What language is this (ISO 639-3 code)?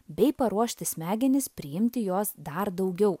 lit